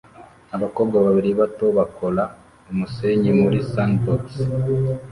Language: Kinyarwanda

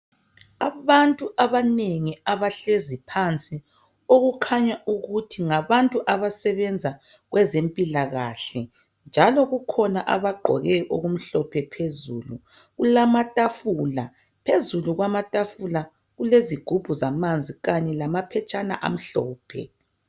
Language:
North Ndebele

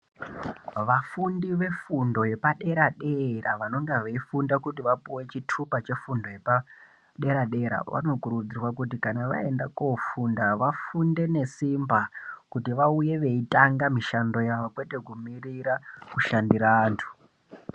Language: Ndau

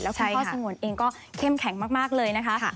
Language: Thai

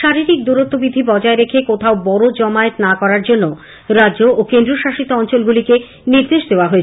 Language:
Bangla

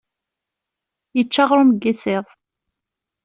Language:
Kabyle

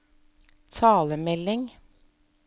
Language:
Norwegian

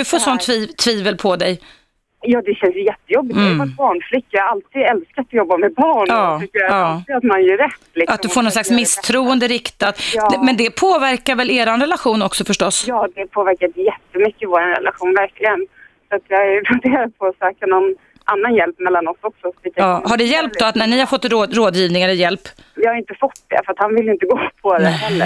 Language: Swedish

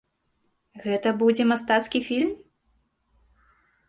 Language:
Belarusian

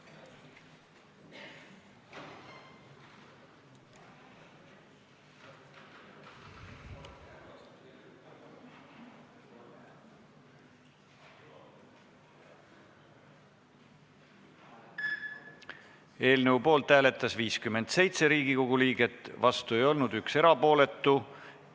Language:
Estonian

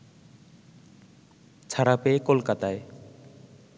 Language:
Bangla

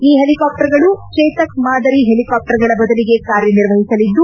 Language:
Kannada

